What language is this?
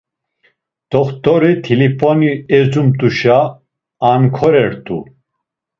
Laz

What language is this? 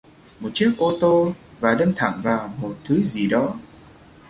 Vietnamese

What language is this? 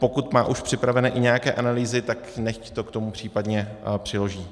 Czech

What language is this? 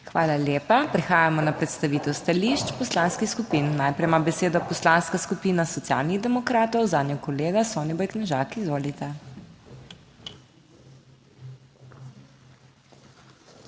Slovenian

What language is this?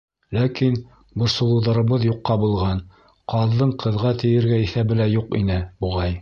Bashkir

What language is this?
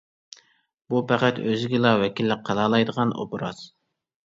Uyghur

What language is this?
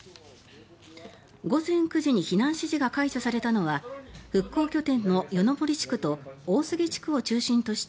Japanese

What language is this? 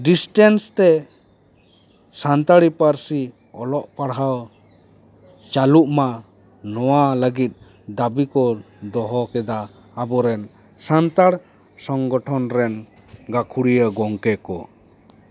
Santali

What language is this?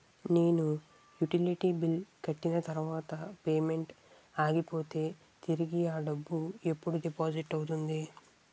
Telugu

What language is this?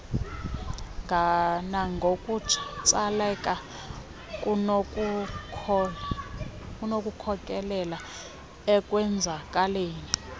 Xhosa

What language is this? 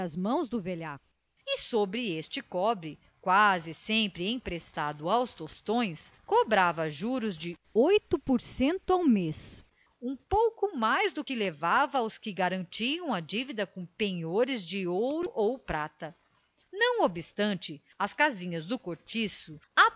Portuguese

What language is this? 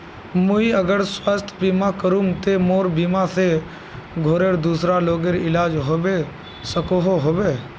Magahi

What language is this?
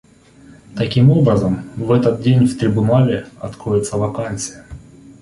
Russian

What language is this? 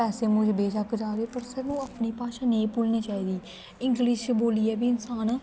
Dogri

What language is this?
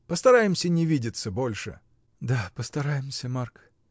Russian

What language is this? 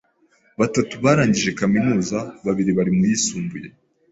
Kinyarwanda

